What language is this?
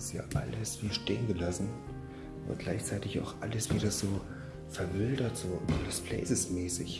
German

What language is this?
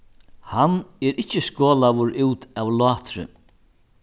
Faroese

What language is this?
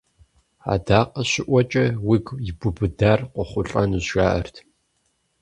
Kabardian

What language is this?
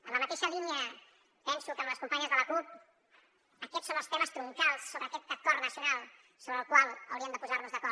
Catalan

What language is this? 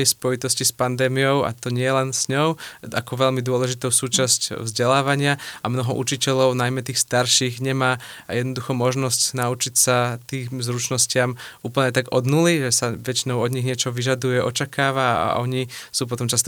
Slovak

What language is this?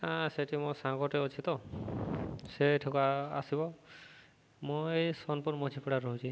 Odia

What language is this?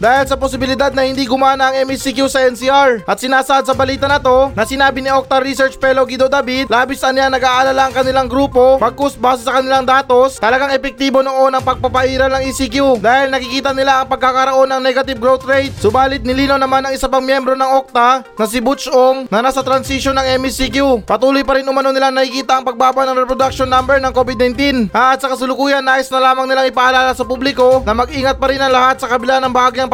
Filipino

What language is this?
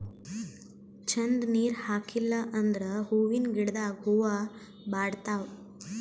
Kannada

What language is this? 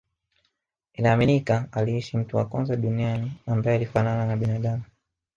Swahili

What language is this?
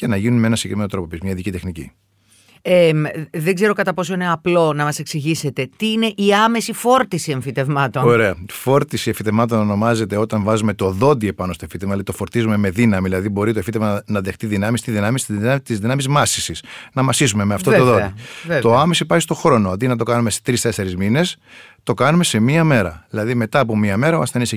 Greek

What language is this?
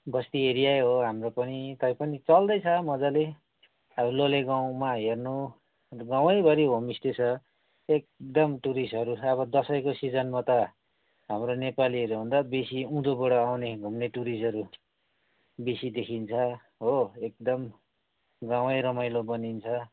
Nepali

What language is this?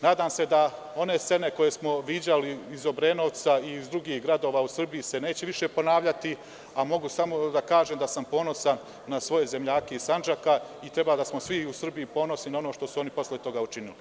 Serbian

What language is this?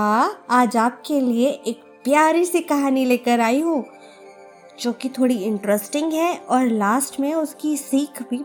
Hindi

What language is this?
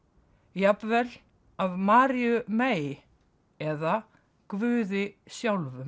Icelandic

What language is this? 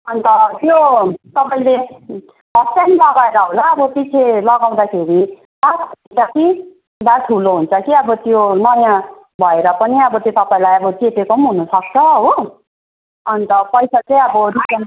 Nepali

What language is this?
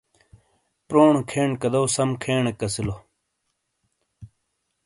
Shina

